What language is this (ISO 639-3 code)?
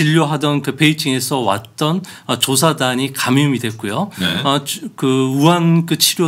kor